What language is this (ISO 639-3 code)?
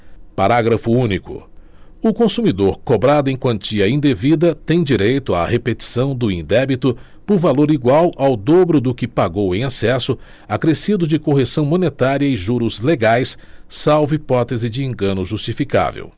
por